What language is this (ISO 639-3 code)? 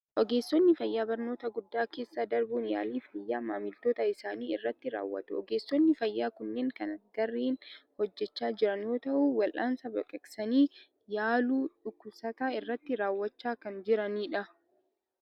orm